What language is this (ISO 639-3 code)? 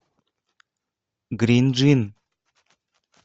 rus